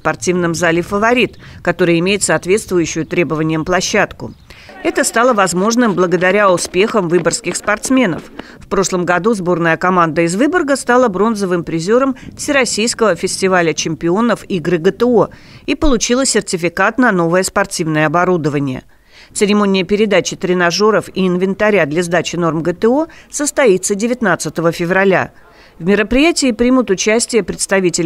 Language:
Russian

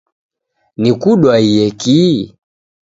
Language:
Taita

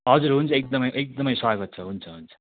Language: Nepali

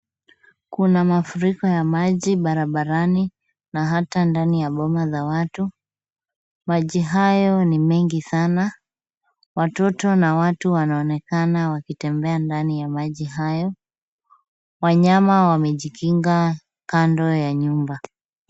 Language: Swahili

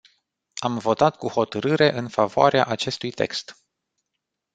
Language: Romanian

